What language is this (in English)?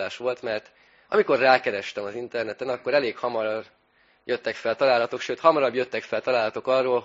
Hungarian